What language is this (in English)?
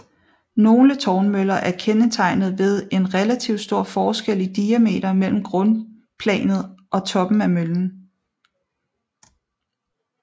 Danish